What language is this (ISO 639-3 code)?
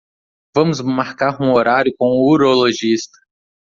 por